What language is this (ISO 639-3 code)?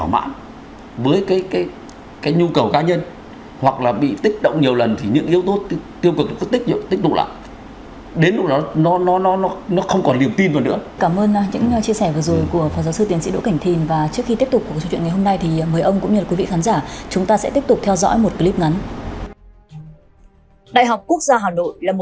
vie